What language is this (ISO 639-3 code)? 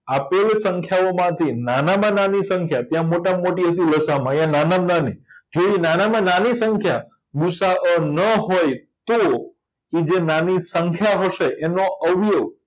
guj